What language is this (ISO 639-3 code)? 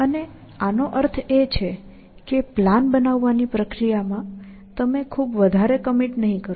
guj